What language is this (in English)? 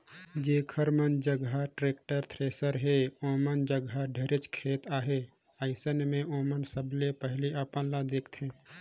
Chhattisgarhi